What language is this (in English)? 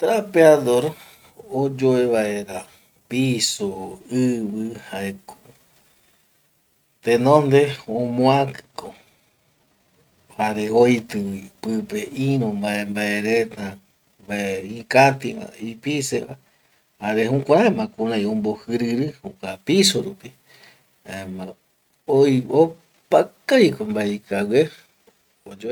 Eastern Bolivian Guaraní